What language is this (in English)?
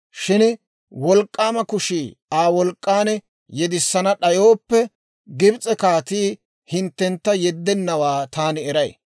Dawro